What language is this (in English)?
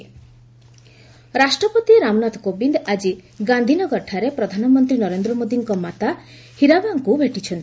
Odia